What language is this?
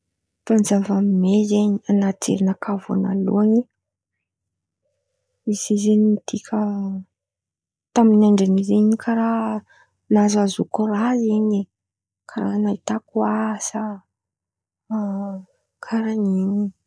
Antankarana Malagasy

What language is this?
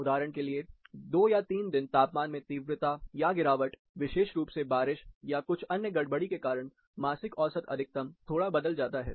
Hindi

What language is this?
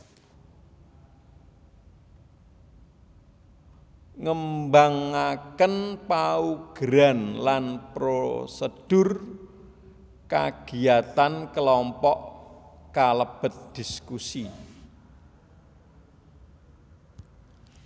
Javanese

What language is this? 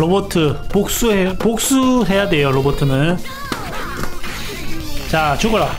Korean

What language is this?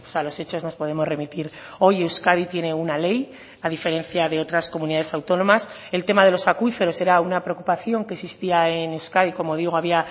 Spanish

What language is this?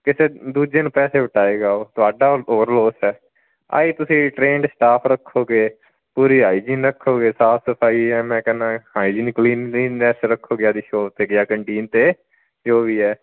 Punjabi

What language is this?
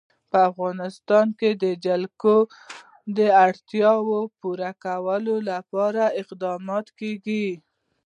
Pashto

